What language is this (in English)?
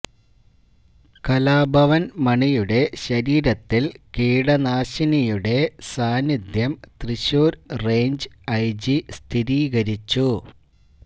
Malayalam